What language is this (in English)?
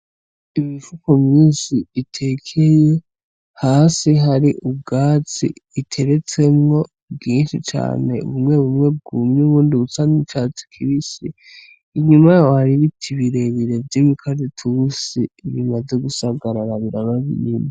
Rundi